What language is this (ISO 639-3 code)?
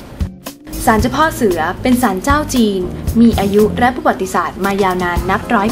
tha